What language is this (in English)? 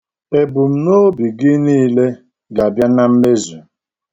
Igbo